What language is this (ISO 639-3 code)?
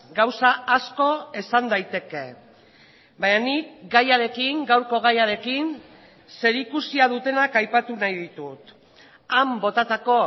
eus